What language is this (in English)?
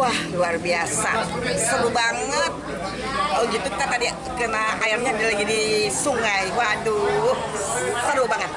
Indonesian